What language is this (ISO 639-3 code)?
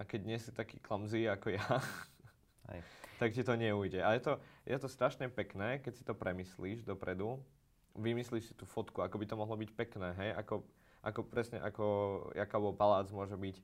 slk